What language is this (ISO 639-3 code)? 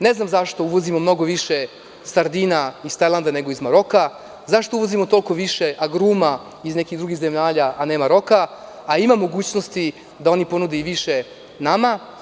srp